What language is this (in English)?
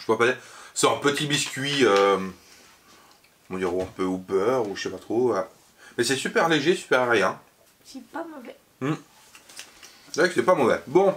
French